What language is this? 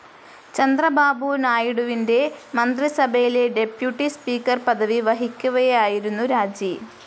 Malayalam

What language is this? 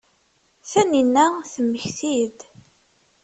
Kabyle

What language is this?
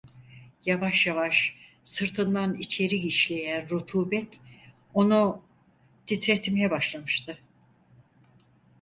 Turkish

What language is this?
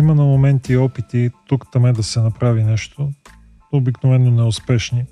Bulgarian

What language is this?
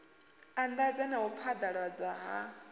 Venda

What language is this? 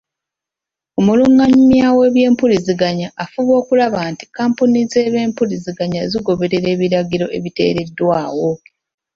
Ganda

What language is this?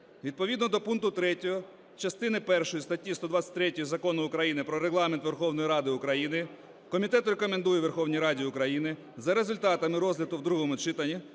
Ukrainian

